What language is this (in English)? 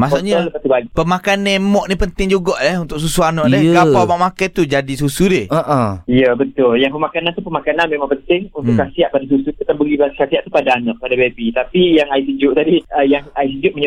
Malay